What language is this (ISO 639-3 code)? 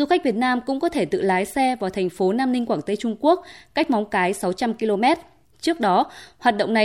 vie